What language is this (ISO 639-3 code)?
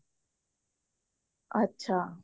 pan